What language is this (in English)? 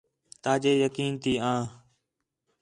Khetrani